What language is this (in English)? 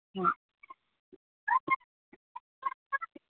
Santali